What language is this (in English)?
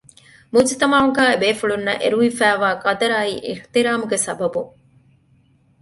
Divehi